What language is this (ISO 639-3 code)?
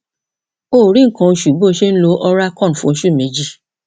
yor